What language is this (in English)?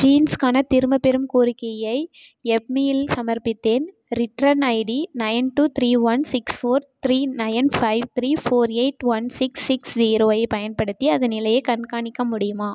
Tamil